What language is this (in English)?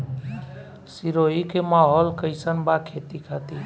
Bhojpuri